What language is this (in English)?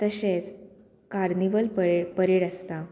Konkani